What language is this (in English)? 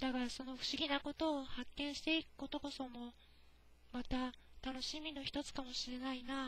Japanese